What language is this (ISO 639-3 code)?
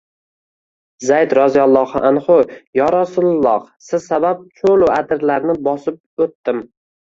uzb